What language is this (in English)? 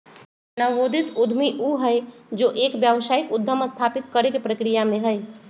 Magahi